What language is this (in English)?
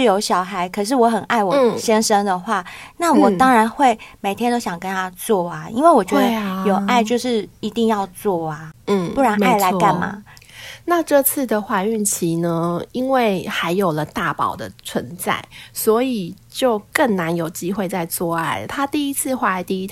Chinese